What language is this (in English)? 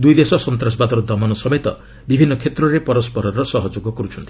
Odia